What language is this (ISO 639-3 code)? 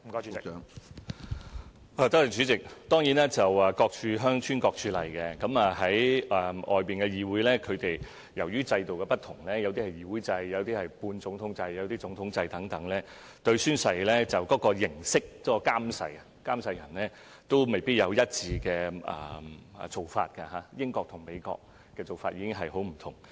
yue